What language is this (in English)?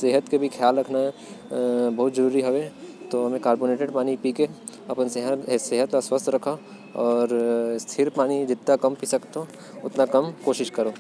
Korwa